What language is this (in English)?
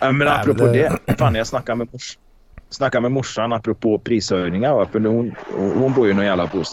Swedish